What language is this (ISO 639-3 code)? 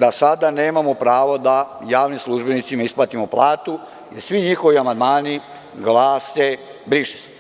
srp